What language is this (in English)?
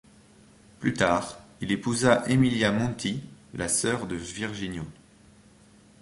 French